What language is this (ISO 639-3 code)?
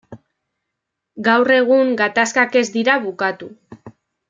eus